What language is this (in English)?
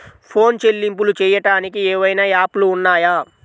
Telugu